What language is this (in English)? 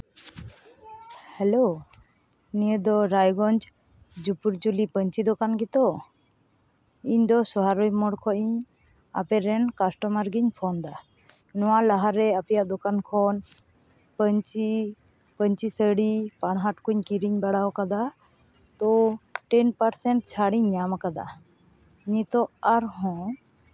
Santali